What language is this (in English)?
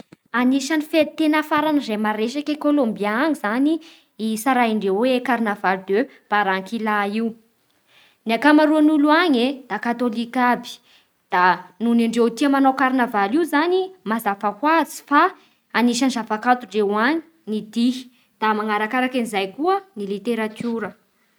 Bara Malagasy